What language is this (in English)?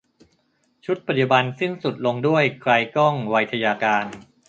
Thai